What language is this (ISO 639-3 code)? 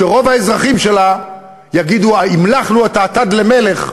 heb